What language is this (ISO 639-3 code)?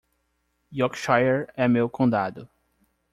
por